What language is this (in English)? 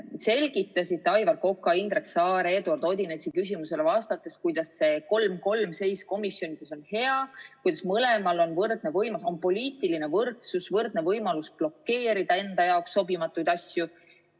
Estonian